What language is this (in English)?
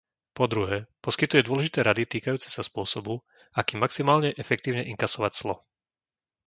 Slovak